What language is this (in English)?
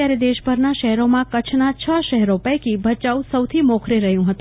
Gujarati